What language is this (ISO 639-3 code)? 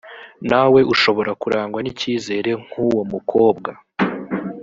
kin